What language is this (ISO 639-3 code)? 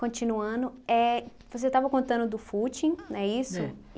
por